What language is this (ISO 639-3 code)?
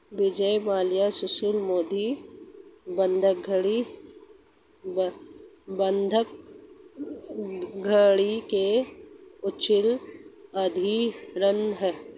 hin